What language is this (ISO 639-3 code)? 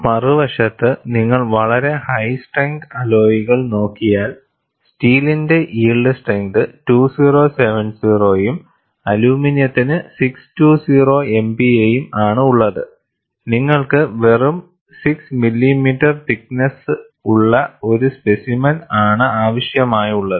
mal